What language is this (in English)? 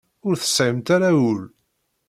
Kabyle